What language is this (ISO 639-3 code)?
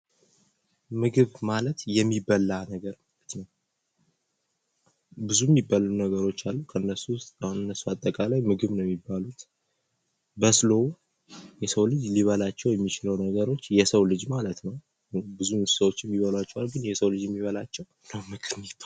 amh